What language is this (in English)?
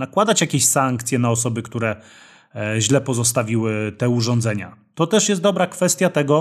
Polish